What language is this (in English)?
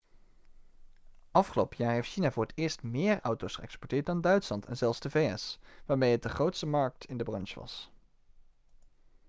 Dutch